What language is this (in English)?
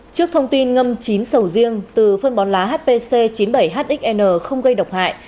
Vietnamese